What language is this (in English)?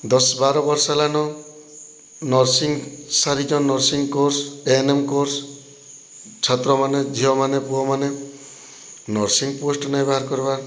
Odia